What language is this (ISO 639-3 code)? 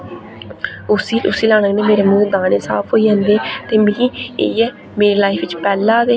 doi